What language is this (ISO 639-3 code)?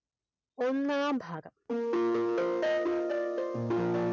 mal